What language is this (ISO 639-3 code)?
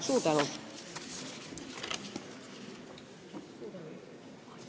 est